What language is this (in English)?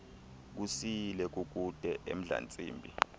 Xhosa